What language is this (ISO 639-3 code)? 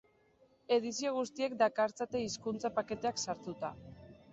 eus